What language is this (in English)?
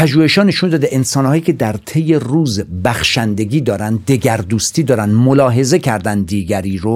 Persian